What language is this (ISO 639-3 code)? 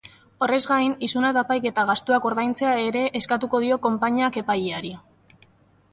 eus